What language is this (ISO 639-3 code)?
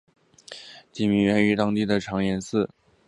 zho